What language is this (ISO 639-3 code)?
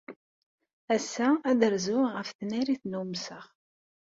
kab